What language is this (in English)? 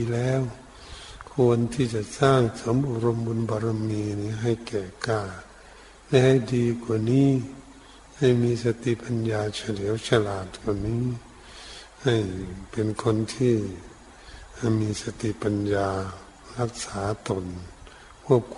Thai